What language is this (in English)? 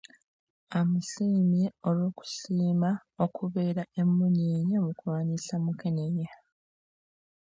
Ganda